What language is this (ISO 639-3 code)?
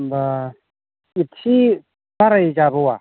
brx